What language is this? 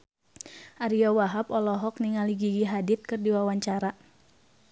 Sundanese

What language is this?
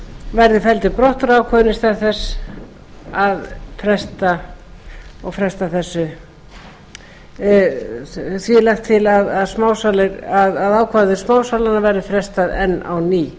Icelandic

